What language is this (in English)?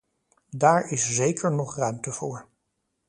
Dutch